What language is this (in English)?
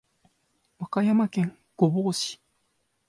Japanese